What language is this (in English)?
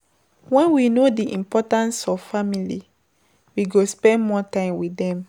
Nigerian Pidgin